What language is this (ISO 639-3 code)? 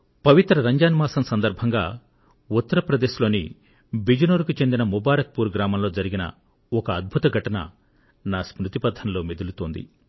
tel